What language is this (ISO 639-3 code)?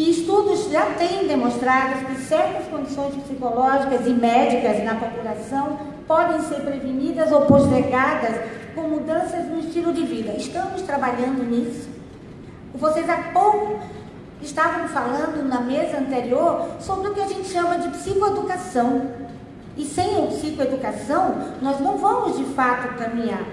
por